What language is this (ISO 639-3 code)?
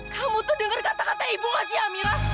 ind